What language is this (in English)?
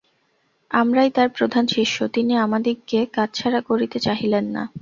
Bangla